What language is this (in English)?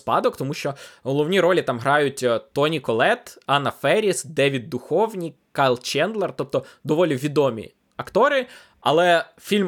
Ukrainian